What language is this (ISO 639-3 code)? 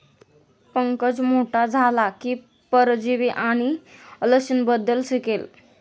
mar